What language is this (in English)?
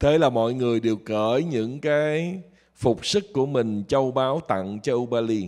Vietnamese